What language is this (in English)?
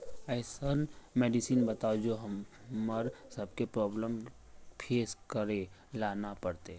Magahi